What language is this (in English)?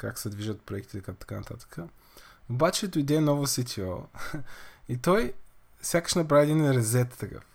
Bulgarian